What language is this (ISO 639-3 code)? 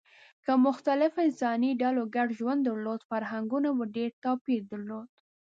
pus